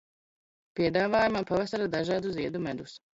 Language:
Latvian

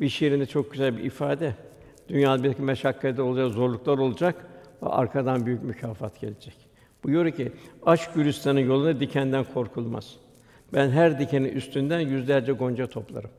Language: Turkish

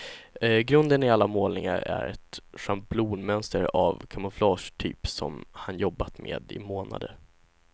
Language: Swedish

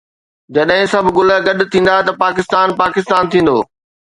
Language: Sindhi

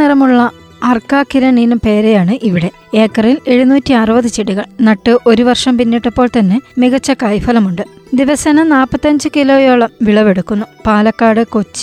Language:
Malayalam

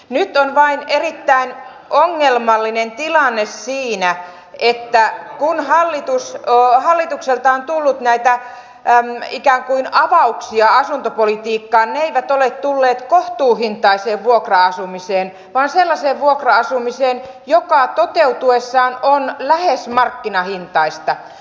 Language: Finnish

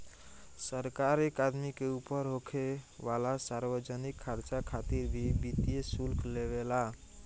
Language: Bhojpuri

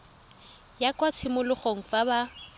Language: Tswana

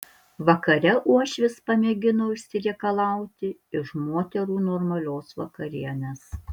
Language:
Lithuanian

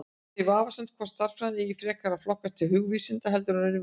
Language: Icelandic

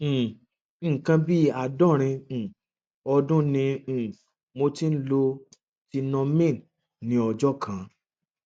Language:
Yoruba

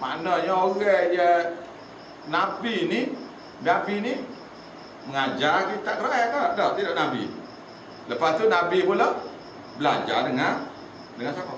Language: Malay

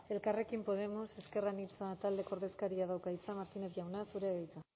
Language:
Basque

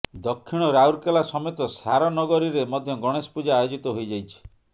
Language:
Odia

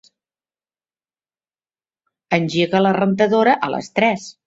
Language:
Catalan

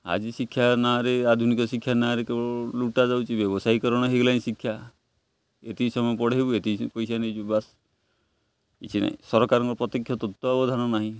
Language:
Odia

